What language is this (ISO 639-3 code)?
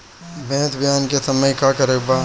bho